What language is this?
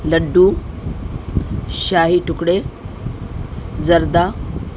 Urdu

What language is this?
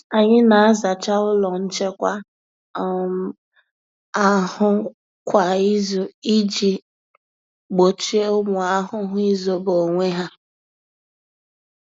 Igbo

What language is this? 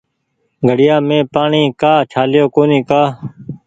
Goaria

